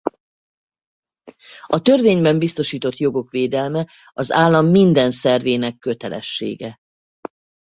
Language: Hungarian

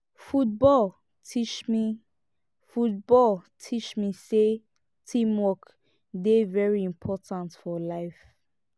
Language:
Nigerian Pidgin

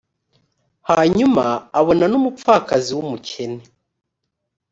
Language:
Kinyarwanda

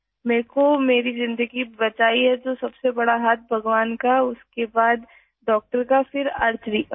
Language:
Urdu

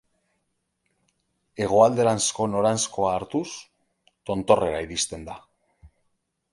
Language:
Basque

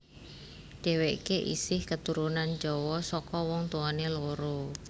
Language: Javanese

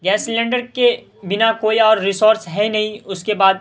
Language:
Urdu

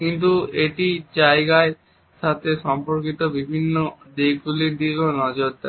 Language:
Bangla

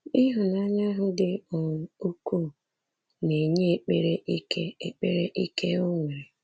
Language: Igbo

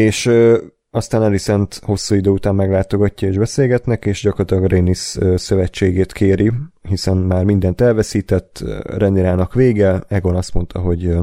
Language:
Hungarian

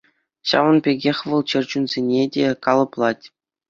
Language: Chuvash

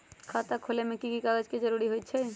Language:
Magahi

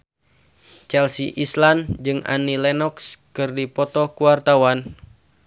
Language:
Sundanese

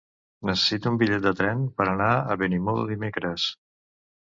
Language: Catalan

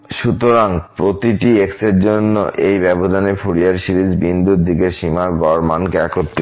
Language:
Bangla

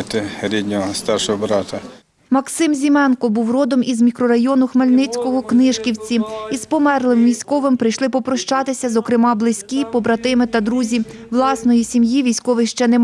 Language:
Ukrainian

